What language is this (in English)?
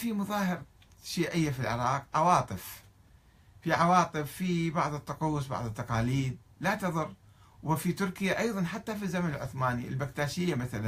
Arabic